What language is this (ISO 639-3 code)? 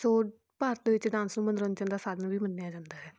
pan